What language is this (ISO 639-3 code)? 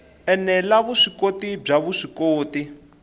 tso